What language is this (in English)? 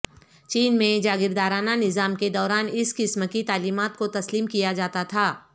Urdu